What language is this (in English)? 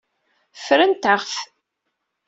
Kabyle